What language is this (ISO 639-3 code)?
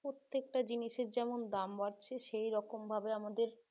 ben